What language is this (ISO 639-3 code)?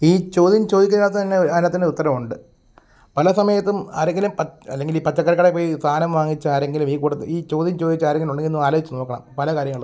mal